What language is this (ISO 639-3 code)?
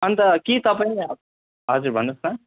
nep